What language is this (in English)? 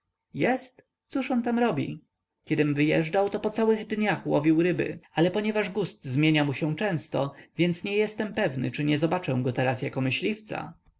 Polish